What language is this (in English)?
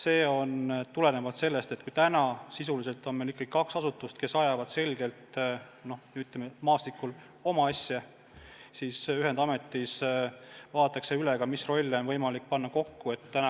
Estonian